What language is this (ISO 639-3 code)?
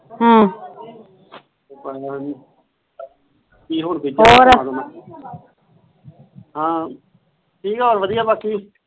pan